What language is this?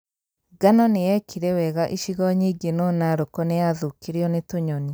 Kikuyu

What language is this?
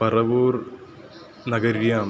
Sanskrit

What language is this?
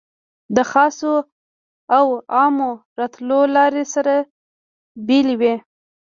Pashto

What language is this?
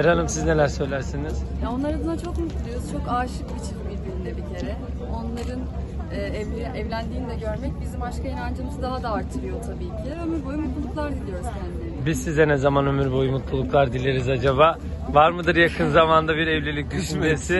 Turkish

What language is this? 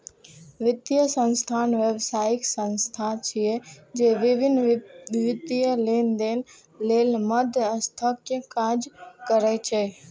Maithili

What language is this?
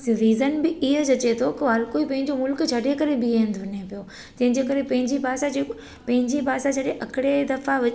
Sindhi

